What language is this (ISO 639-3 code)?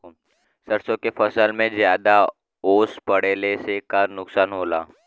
bho